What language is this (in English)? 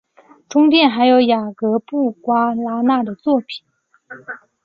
Chinese